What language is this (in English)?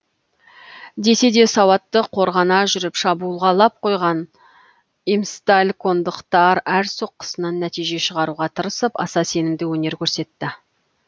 Kazakh